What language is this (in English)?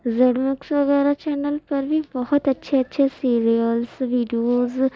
Urdu